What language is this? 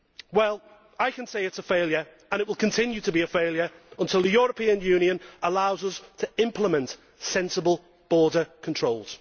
English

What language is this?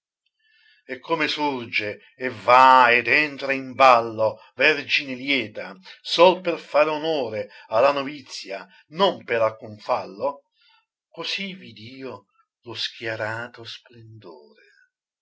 Italian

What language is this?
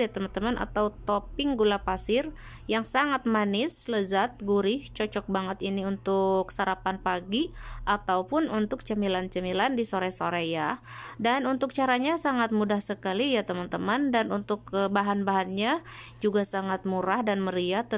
Indonesian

